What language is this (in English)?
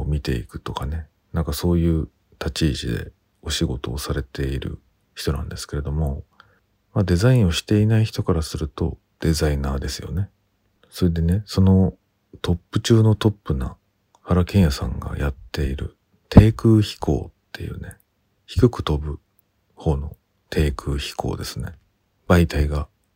Japanese